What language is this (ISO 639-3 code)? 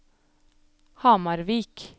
nor